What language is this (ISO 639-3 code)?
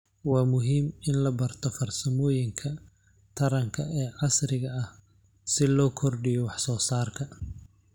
som